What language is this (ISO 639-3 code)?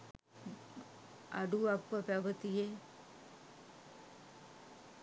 sin